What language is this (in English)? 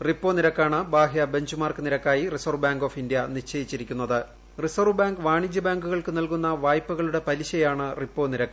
Malayalam